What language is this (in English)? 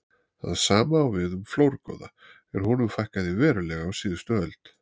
Icelandic